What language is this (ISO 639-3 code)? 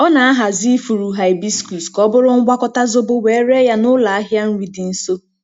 ibo